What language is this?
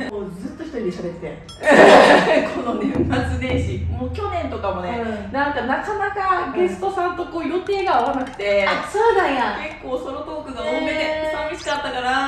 Japanese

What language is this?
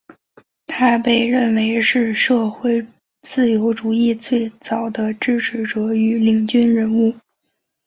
Chinese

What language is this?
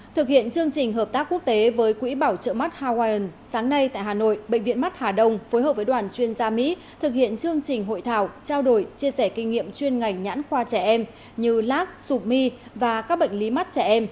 Vietnamese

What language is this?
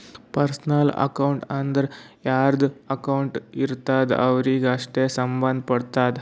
Kannada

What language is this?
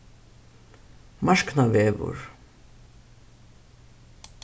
Faroese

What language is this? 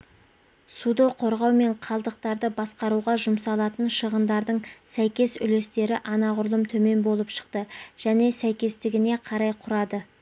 Kazakh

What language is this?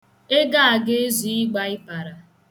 Igbo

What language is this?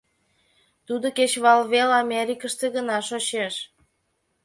Mari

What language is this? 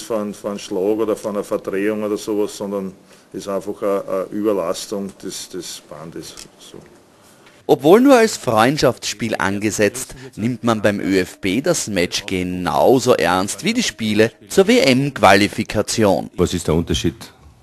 German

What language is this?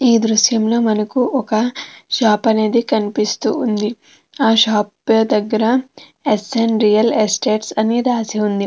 Telugu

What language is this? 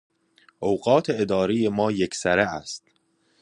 Persian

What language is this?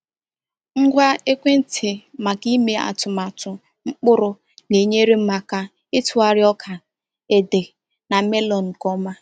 Igbo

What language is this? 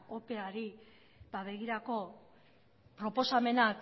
Basque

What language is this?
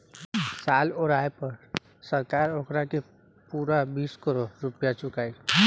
Bhojpuri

